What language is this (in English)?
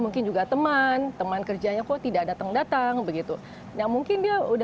Indonesian